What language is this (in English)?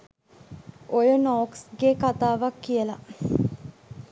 Sinhala